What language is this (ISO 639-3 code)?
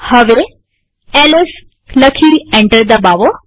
guj